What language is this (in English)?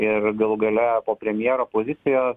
Lithuanian